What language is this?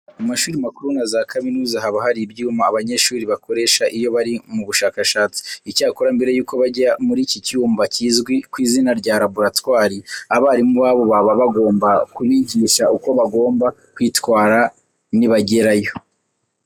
Kinyarwanda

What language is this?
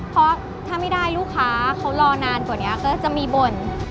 Thai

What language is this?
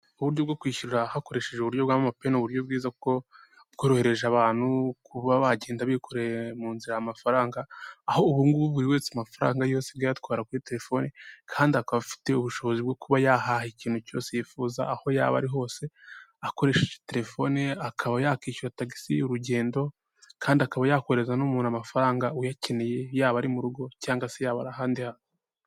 Kinyarwanda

